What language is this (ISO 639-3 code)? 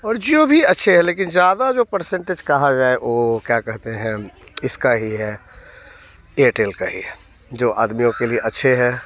hin